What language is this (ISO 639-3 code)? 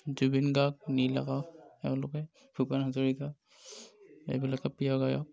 asm